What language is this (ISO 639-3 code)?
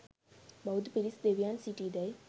sin